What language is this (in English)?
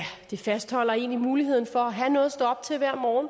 Danish